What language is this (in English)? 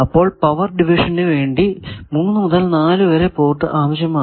Malayalam